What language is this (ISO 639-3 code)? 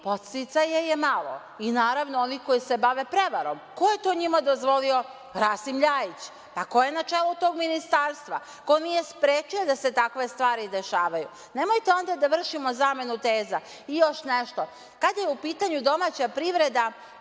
srp